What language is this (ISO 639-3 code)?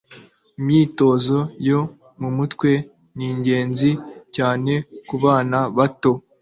kin